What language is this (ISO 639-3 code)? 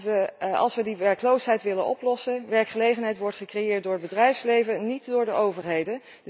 nld